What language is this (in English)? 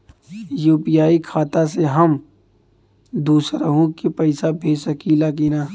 Bhojpuri